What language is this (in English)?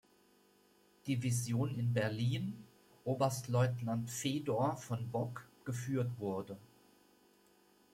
German